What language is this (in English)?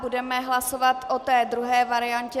Czech